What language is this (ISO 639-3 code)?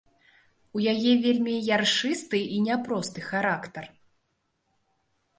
bel